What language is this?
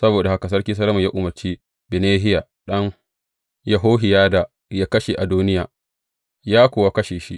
Hausa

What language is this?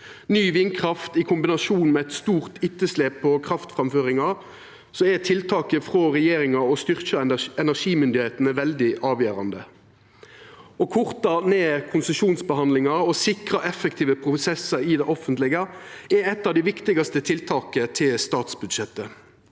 Norwegian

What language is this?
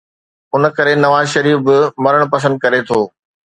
Sindhi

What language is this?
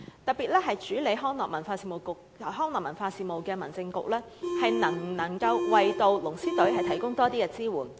Cantonese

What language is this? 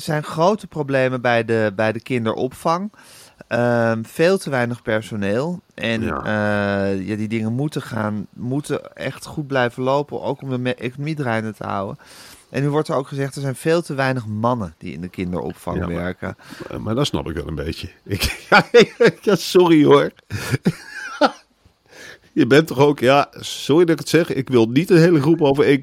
Dutch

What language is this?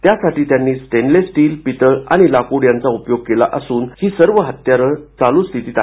Marathi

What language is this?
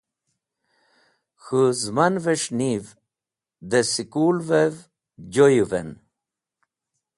Wakhi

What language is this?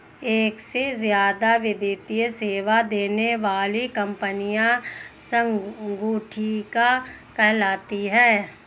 Hindi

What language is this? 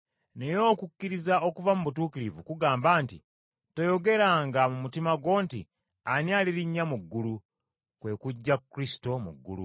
Ganda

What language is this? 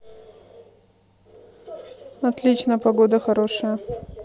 Russian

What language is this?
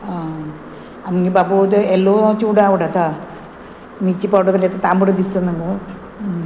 Konkani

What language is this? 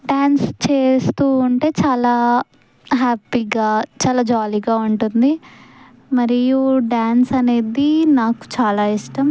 Telugu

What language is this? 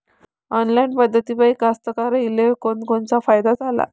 Marathi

